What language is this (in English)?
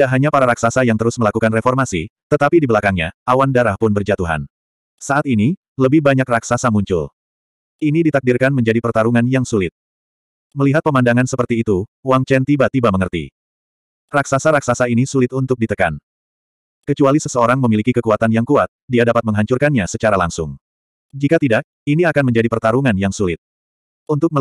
Indonesian